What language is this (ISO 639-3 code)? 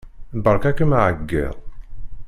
kab